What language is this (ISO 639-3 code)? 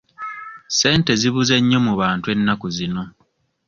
lug